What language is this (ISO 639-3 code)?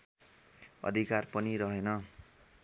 nep